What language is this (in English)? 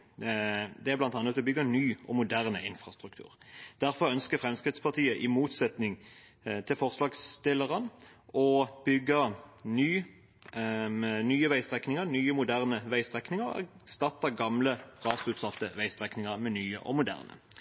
Norwegian Bokmål